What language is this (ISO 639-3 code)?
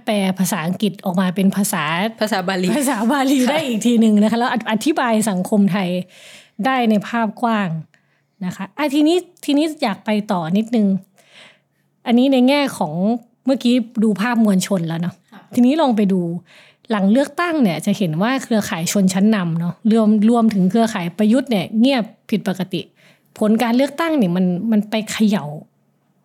tha